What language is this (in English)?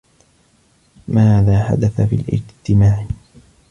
Arabic